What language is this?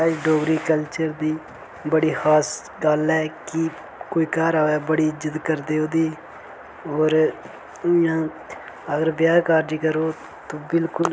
Dogri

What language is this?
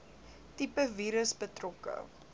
Afrikaans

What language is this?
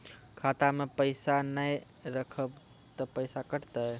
Maithili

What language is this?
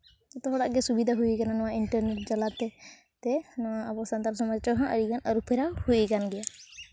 Santali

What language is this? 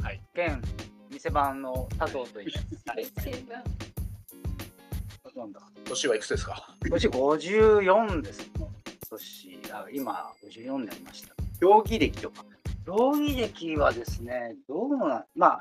Japanese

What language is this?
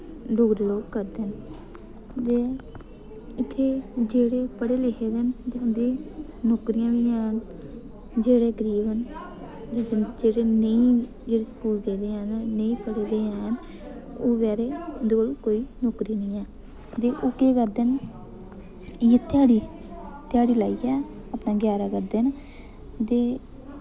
Dogri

